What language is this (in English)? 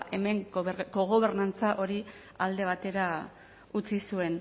Basque